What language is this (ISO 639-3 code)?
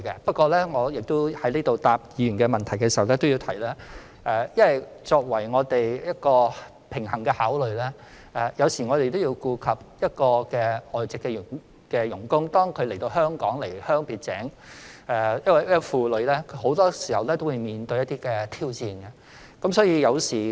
yue